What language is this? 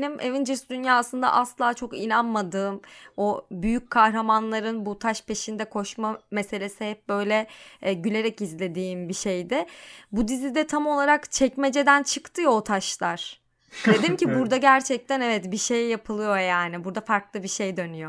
Turkish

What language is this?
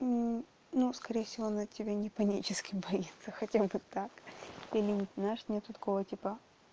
Russian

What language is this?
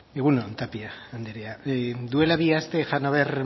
Basque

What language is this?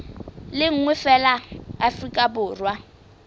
Southern Sotho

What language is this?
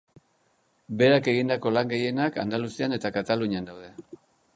Basque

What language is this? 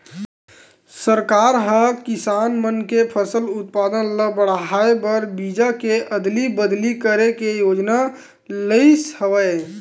Chhattisgarhi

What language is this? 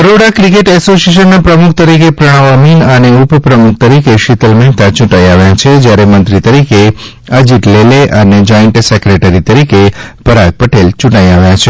Gujarati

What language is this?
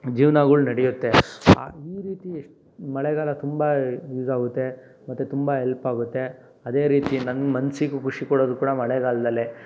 Kannada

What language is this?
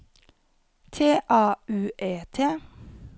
Norwegian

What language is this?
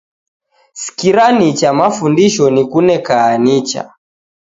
Taita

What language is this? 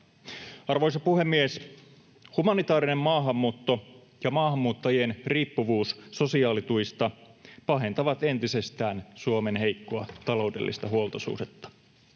Finnish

